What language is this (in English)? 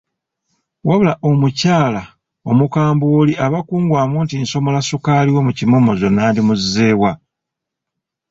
Ganda